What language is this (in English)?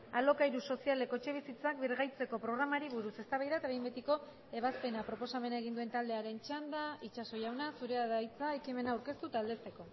Basque